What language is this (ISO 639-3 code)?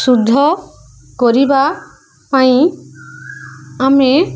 ori